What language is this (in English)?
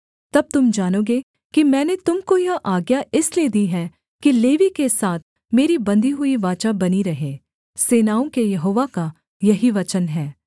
Hindi